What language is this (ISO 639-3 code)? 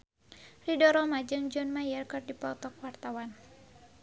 sun